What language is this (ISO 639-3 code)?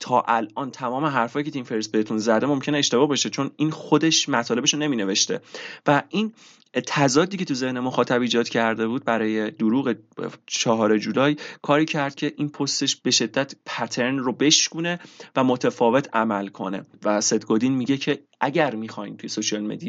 fas